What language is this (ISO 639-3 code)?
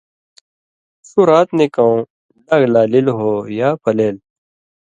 mvy